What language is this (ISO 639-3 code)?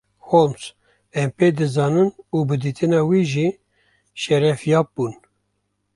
kur